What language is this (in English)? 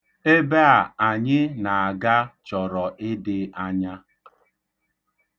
Igbo